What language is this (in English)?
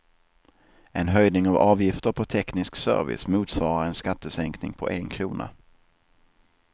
Swedish